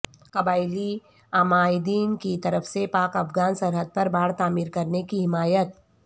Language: Urdu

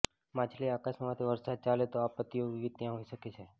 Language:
Gujarati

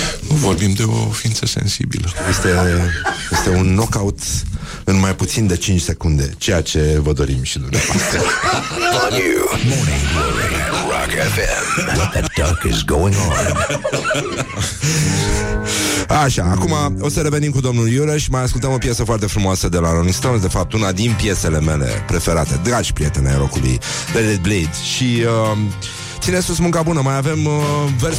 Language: Romanian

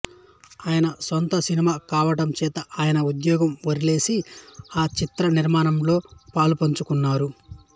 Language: Telugu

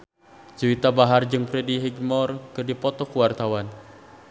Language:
Sundanese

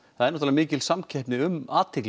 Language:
Icelandic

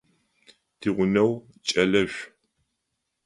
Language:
Adyghe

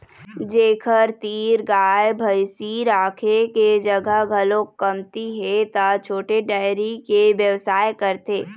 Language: Chhattisgarhi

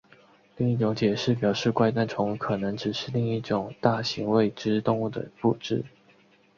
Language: Chinese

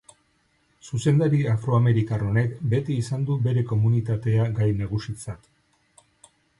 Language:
Basque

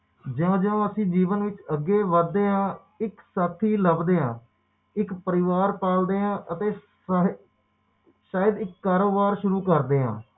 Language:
Punjabi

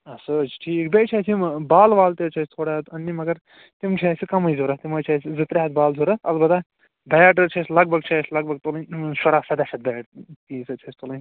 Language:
Kashmiri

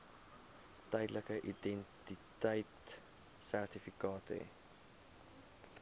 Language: Afrikaans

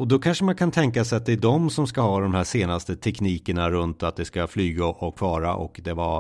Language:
Swedish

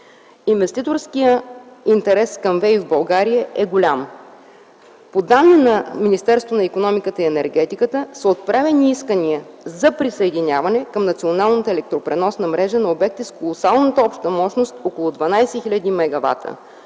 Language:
Bulgarian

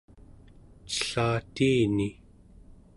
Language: Central Yupik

